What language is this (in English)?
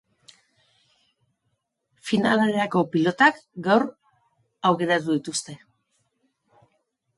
Basque